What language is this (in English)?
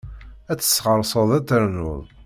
Kabyle